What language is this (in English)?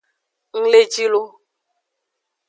Aja (Benin)